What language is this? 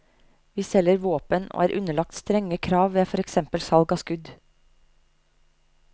Norwegian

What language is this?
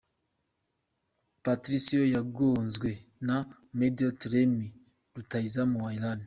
Kinyarwanda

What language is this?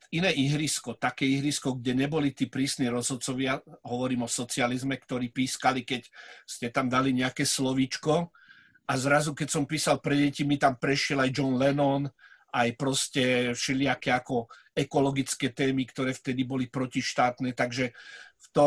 Slovak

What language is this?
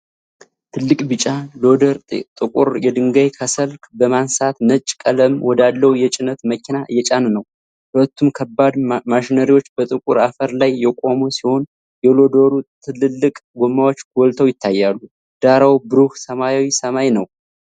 Amharic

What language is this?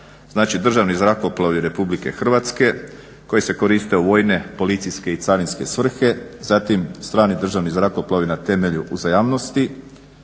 Croatian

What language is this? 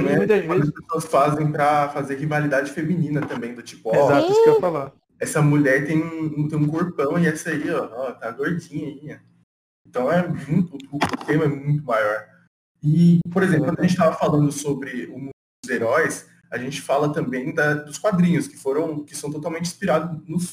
Portuguese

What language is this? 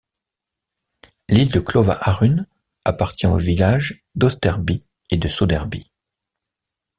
French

